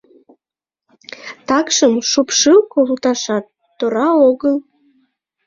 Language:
Mari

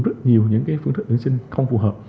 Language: Vietnamese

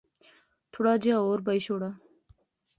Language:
Pahari-Potwari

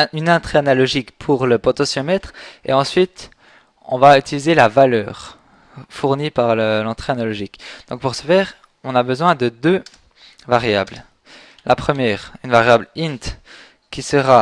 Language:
French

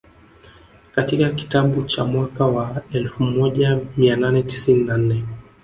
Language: Swahili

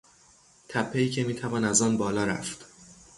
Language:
Persian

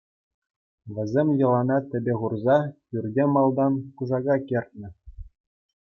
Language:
Chuvash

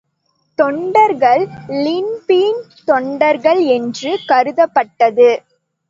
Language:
Tamil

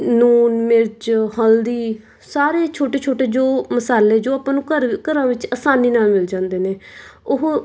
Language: Punjabi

